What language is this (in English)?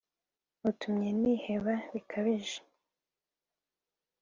Kinyarwanda